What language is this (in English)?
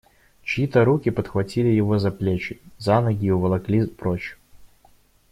Russian